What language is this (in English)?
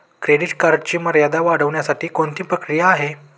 Marathi